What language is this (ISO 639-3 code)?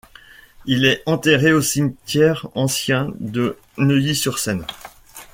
fra